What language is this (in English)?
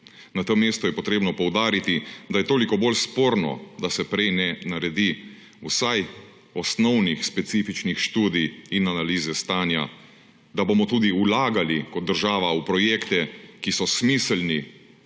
Slovenian